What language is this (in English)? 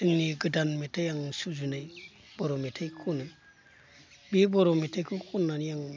Bodo